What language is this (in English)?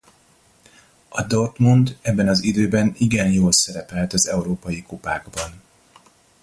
Hungarian